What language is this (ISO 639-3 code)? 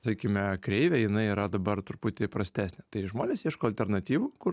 lit